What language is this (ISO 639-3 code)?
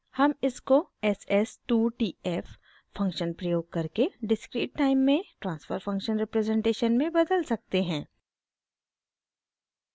hin